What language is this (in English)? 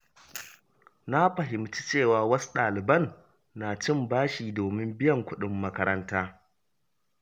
Hausa